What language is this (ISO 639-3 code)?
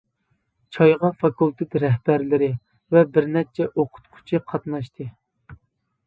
uig